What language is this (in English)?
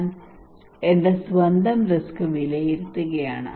Malayalam